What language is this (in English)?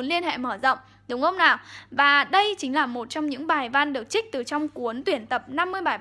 Vietnamese